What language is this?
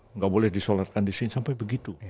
Indonesian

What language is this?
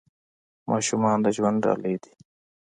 Pashto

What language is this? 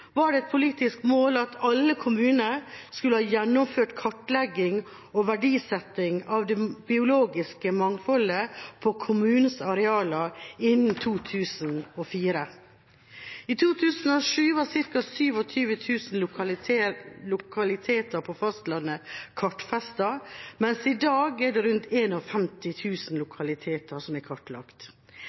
Norwegian Bokmål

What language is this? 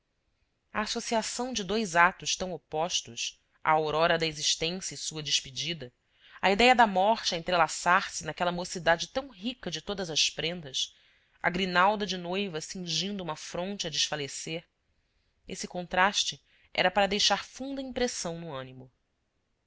Portuguese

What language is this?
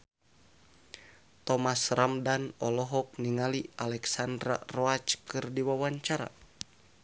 Sundanese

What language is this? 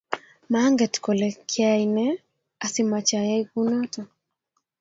Kalenjin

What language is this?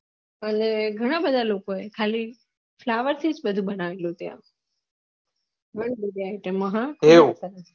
Gujarati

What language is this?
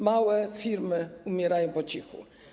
Polish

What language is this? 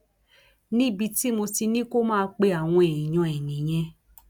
Yoruba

